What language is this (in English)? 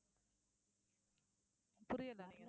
Tamil